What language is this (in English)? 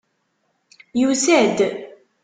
Kabyle